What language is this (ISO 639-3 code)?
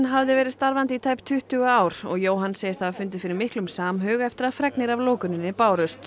isl